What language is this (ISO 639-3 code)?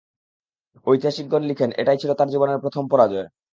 ben